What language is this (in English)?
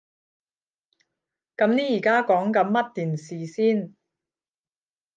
Cantonese